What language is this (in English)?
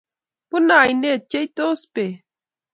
Kalenjin